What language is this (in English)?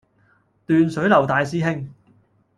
Cantonese